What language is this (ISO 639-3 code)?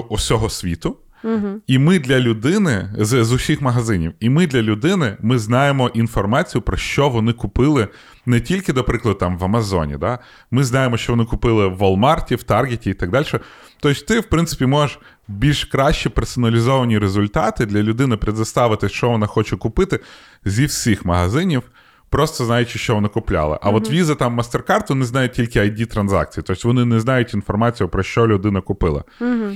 ukr